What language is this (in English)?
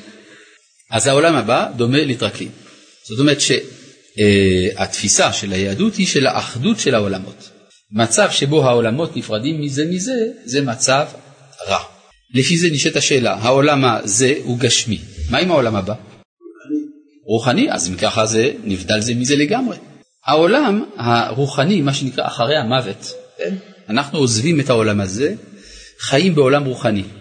Hebrew